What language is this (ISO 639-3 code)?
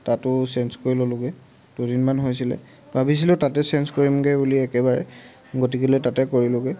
asm